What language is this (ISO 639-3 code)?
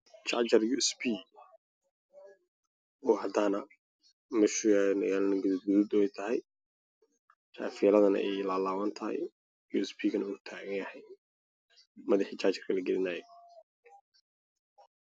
som